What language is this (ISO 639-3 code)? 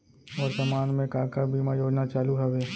hne